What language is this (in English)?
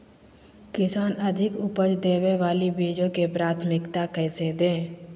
Magahi